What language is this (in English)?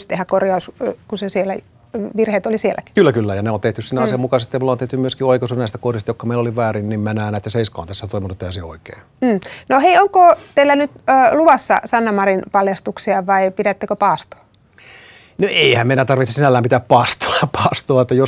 Finnish